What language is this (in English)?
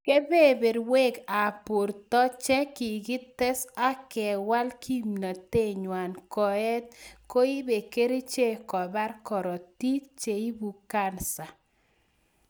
Kalenjin